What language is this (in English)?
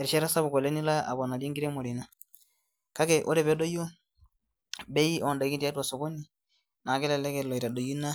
Masai